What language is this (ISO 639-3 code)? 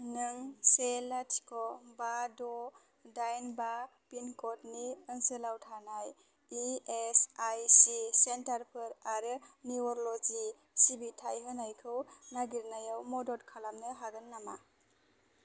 brx